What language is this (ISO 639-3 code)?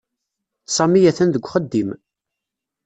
kab